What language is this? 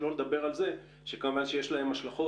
Hebrew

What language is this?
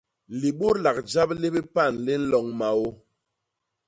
Basaa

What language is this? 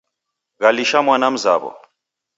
Taita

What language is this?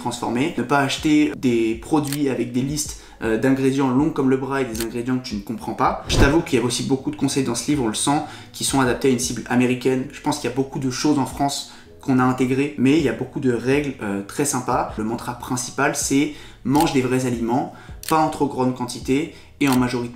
French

